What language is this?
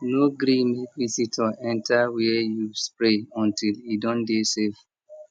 Nigerian Pidgin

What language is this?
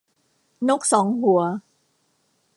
Thai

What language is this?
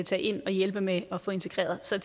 Danish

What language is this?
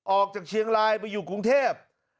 Thai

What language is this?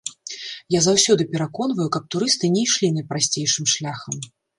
Belarusian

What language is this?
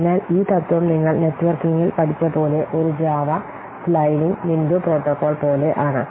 Malayalam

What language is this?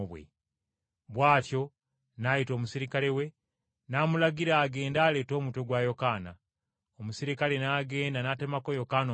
Ganda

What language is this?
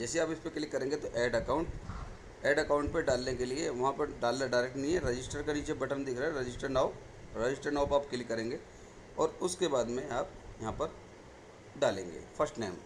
Hindi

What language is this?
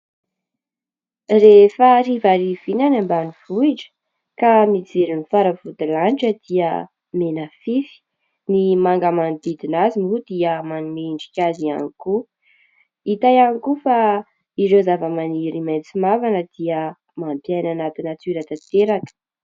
Malagasy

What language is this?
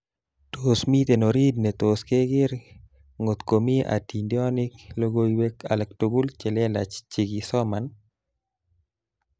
Kalenjin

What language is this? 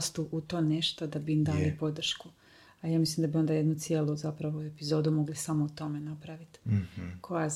Croatian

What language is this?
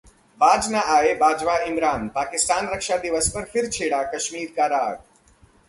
Hindi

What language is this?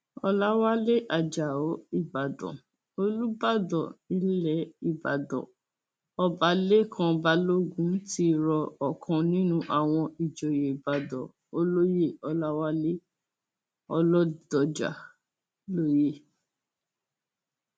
Yoruba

